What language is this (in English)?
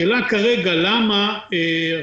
Hebrew